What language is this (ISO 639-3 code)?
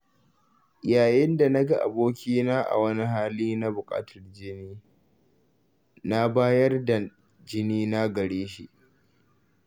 hau